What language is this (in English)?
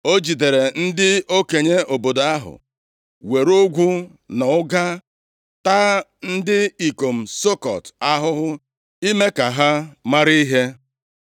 Igbo